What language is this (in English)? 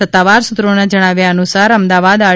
Gujarati